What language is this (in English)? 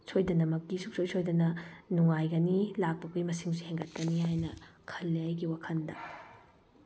Manipuri